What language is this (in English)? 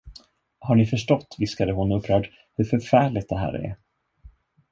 Swedish